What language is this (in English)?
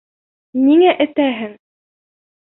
Bashkir